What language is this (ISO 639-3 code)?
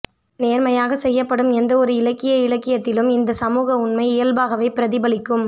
tam